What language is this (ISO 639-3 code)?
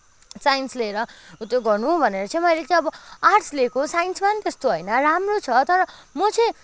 nep